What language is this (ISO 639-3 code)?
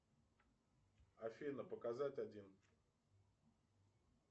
rus